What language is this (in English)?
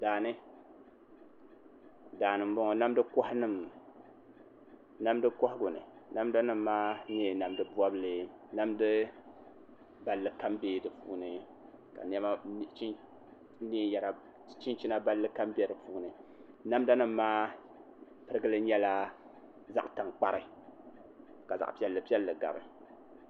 Dagbani